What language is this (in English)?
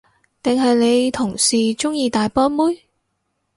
Cantonese